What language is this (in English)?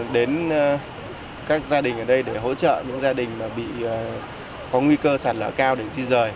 Vietnamese